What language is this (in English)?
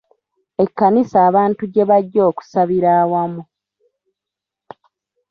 Ganda